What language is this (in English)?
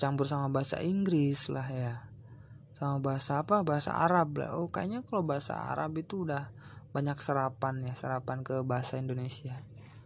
Indonesian